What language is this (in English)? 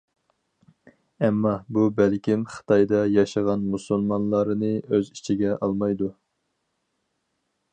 Uyghur